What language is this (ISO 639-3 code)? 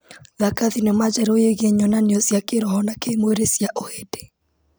kik